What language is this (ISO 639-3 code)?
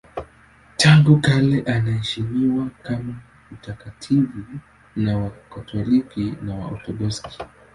swa